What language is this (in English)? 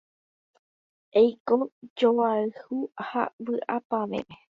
Guarani